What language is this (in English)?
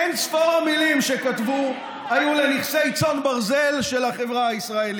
Hebrew